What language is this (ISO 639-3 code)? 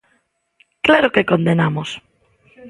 glg